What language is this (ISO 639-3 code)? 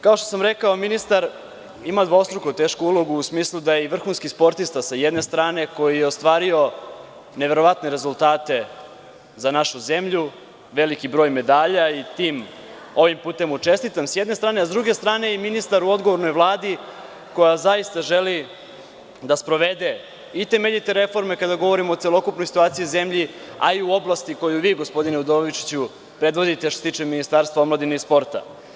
srp